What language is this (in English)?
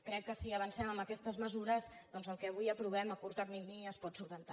Catalan